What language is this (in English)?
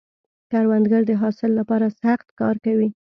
Pashto